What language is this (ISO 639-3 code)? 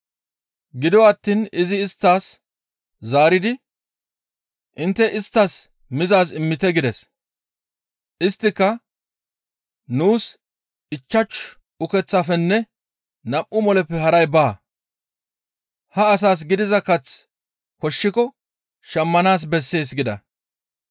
gmv